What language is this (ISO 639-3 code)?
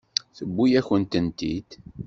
kab